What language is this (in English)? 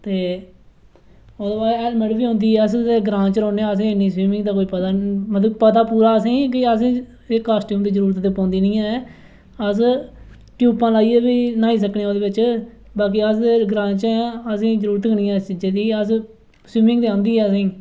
Dogri